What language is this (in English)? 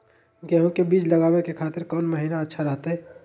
Magahi